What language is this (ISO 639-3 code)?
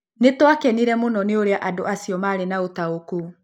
kik